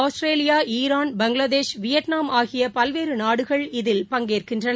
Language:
Tamil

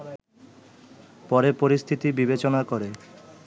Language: Bangla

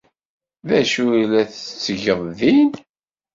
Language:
Kabyle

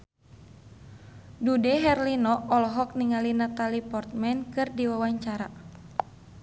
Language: Sundanese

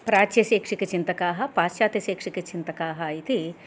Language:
Sanskrit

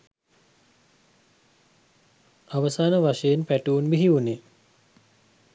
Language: Sinhala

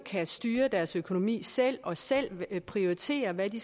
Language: Danish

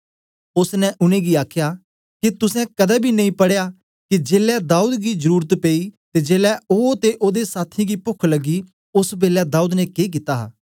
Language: Dogri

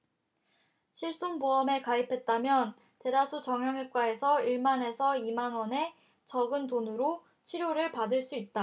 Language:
Korean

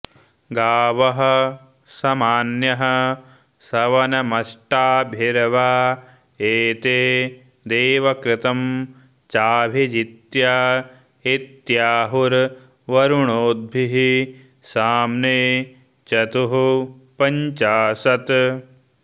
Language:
Sanskrit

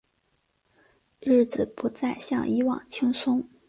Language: Chinese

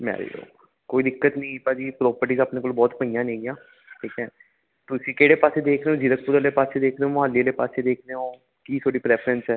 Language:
Punjabi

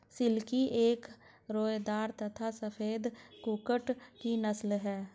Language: Hindi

